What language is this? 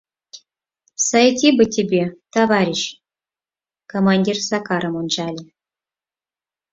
Mari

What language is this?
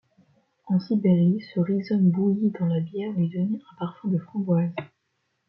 French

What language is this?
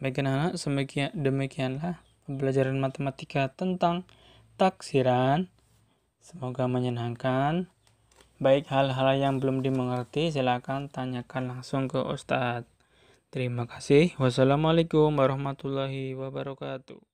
Indonesian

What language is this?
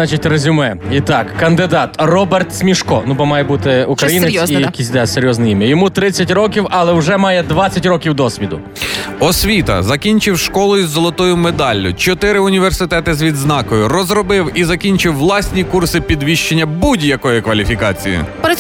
Ukrainian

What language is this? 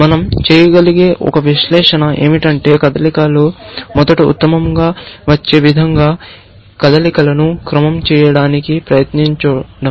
Telugu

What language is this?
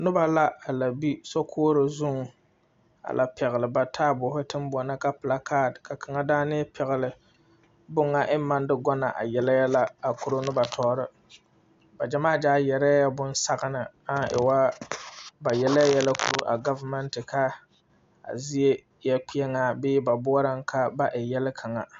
Southern Dagaare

